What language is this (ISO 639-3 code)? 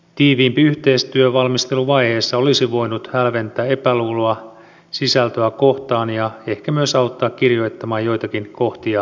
fin